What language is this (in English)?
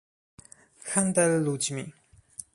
Polish